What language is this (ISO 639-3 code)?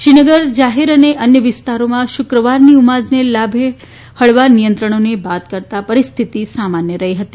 guj